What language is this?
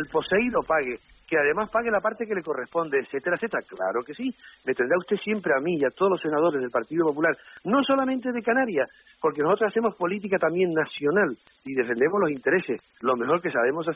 Spanish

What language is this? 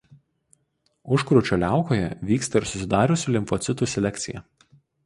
Lithuanian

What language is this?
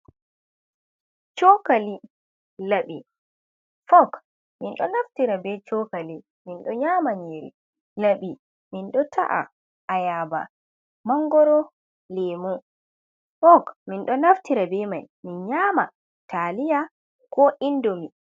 Fula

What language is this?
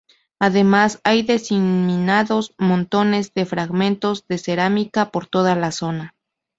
Spanish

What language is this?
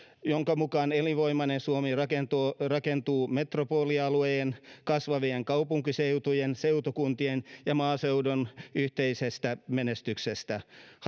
Finnish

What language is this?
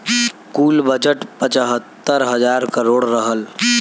Bhojpuri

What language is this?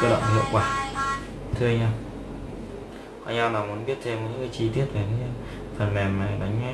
Vietnamese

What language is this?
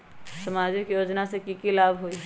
Magahi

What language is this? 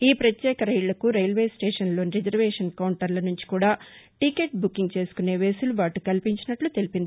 Telugu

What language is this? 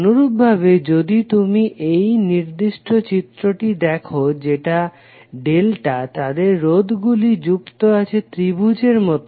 Bangla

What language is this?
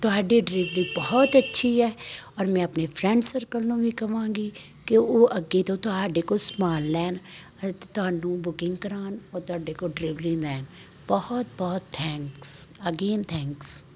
Punjabi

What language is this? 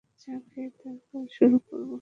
Bangla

